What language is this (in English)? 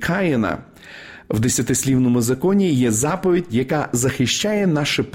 Ukrainian